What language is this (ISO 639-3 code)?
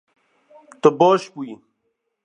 kur